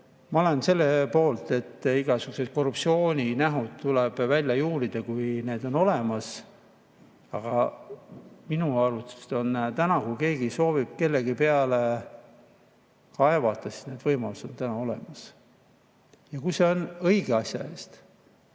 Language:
Estonian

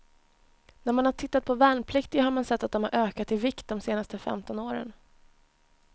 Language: Swedish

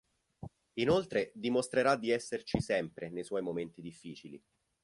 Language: Italian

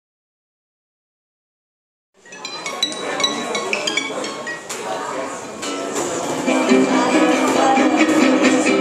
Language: Greek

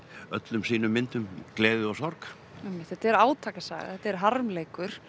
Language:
Icelandic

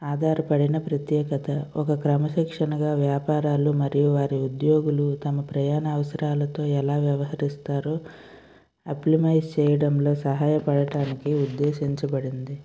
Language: Telugu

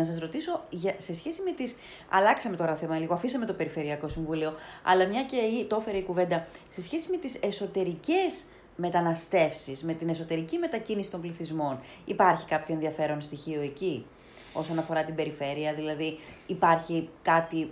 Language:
Greek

